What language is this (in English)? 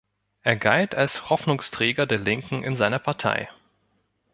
German